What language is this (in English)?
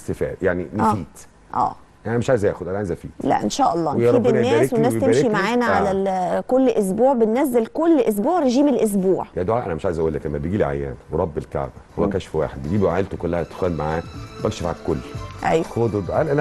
Arabic